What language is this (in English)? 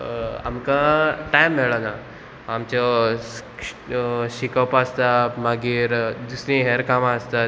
Konkani